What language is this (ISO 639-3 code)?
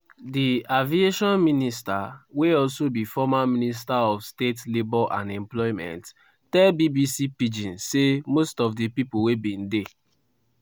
pcm